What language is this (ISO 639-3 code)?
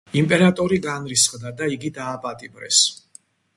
kat